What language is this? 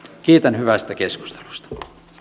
Finnish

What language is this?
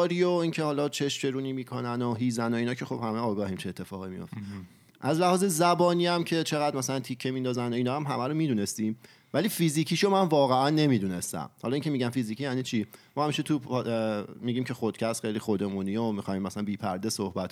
Persian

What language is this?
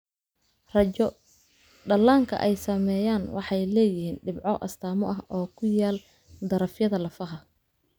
Somali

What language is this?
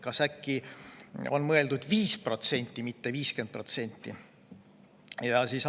Estonian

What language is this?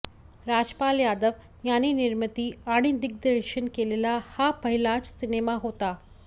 Marathi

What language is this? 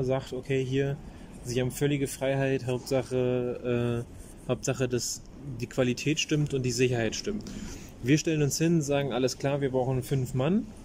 German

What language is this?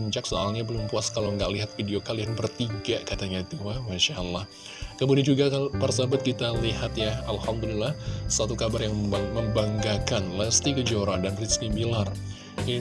Indonesian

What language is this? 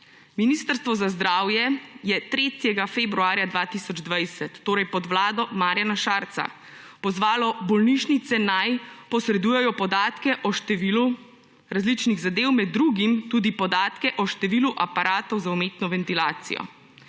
Slovenian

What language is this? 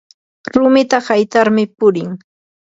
Yanahuanca Pasco Quechua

